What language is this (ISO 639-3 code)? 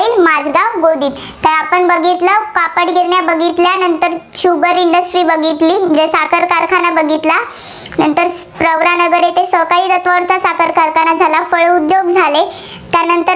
mar